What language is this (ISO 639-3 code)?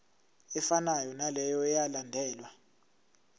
zul